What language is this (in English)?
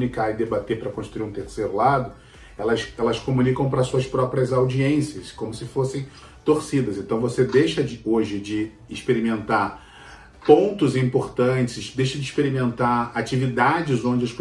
Portuguese